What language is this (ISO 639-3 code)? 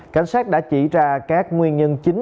vie